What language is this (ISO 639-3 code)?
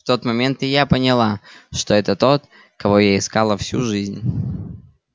rus